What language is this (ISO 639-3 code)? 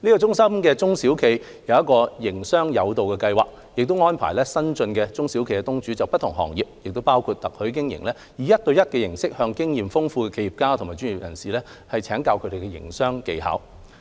yue